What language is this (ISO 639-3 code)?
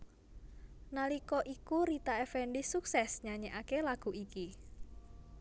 jav